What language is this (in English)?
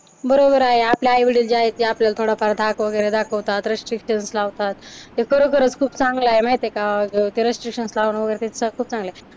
Marathi